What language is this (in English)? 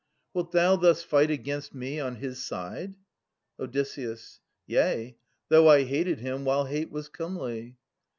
English